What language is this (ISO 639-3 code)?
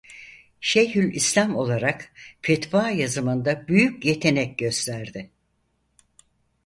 tur